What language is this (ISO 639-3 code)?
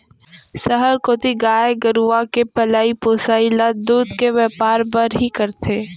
hne